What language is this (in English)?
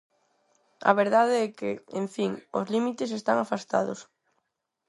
Galician